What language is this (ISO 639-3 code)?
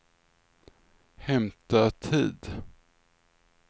swe